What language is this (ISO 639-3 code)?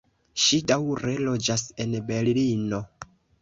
epo